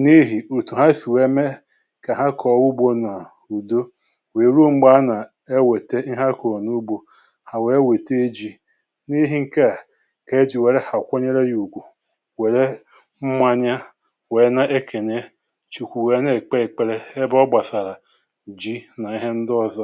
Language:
Igbo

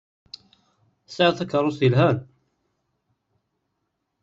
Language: Kabyle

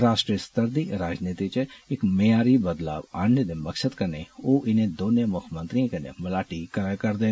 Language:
Dogri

